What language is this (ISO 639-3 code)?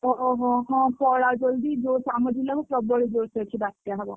ori